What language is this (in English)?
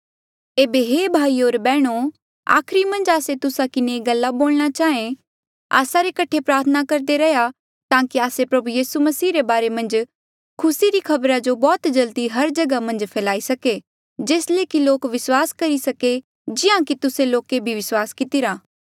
Mandeali